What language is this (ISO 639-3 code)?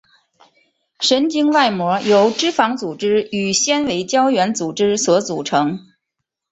zho